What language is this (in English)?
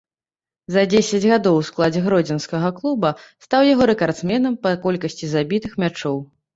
Belarusian